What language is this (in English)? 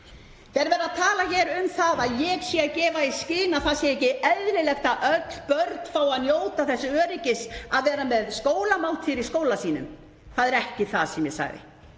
Icelandic